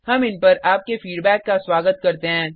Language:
Hindi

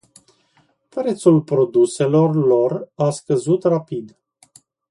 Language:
Romanian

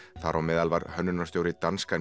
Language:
Icelandic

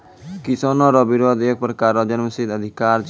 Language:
Maithili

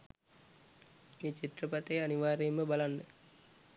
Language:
Sinhala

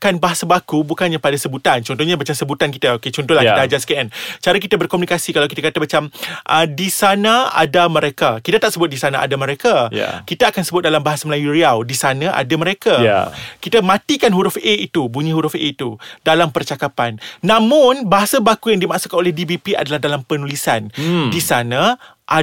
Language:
Malay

